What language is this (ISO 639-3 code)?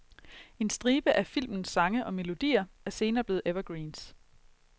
dan